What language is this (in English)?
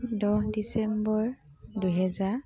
Assamese